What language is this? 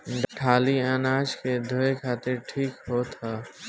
Bhojpuri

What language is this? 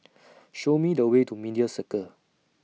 English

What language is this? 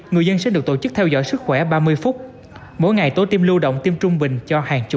Vietnamese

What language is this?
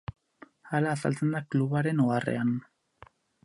Basque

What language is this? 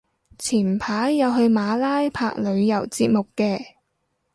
Cantonese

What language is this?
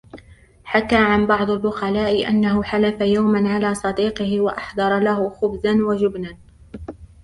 Arabic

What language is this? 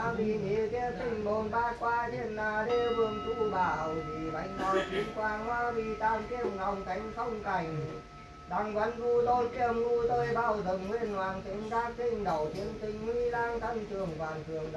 Vietnamese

